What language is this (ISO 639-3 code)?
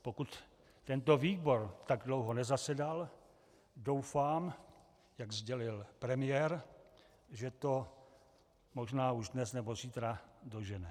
ces